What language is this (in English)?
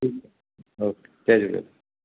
Sindhi